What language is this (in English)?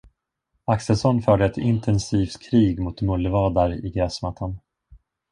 Swedish